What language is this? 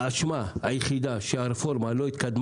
Hebrew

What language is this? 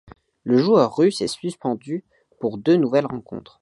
French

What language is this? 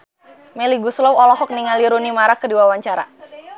Sundanese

